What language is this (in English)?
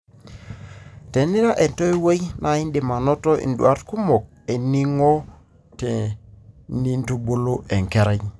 Masai